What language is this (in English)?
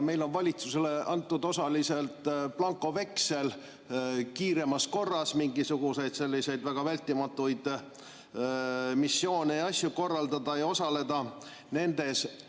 Estonian